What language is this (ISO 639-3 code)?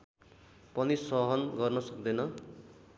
nep